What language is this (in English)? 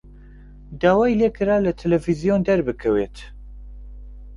Central Kurdish